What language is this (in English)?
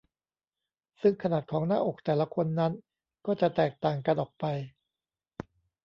Thai